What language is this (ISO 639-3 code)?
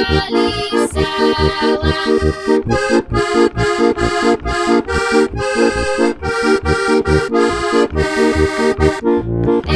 slk